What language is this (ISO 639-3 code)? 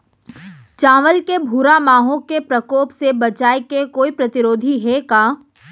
hne